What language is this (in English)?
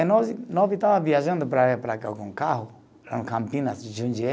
Portuguese